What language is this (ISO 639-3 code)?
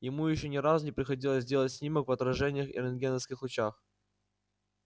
rus